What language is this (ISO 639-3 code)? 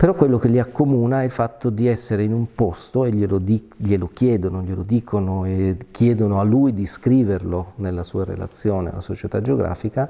ita